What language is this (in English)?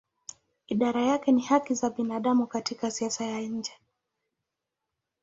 Swahili